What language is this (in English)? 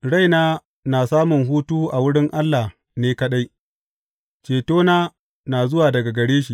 Hausa